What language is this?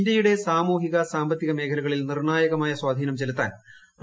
Malayalam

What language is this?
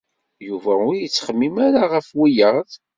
Kabyle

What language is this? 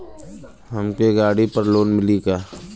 Bhojpuri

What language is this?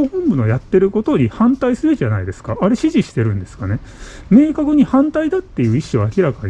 Japanese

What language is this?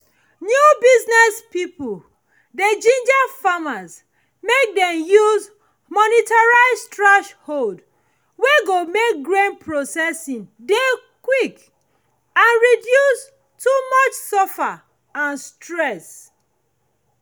Nigerian Pidgin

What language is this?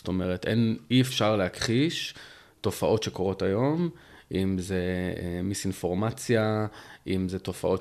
Hebrew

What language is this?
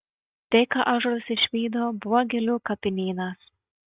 Lithuanian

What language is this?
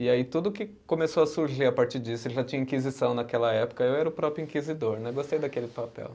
Portuguese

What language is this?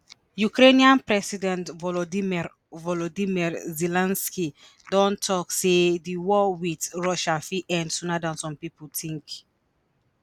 Nigerian Pidgin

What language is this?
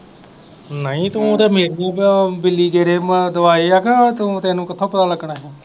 Punjabi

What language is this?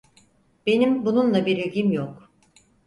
Turkish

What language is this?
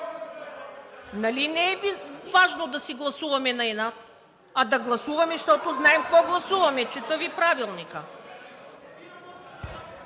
Bulgarian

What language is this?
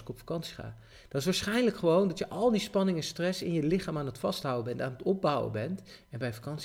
Dutch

